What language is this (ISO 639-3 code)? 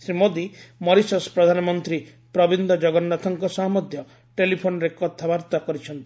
ori